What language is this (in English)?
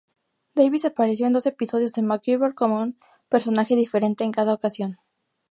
Spanish